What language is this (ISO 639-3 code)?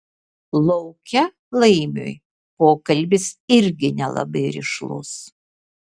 lit